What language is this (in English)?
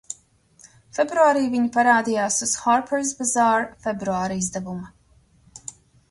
Latvian